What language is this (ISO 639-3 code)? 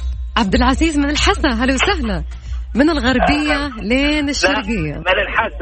ara